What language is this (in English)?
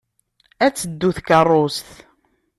Kabyle